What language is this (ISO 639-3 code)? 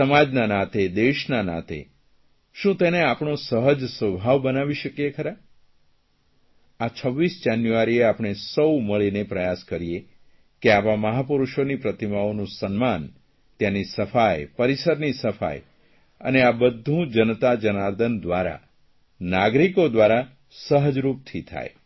guj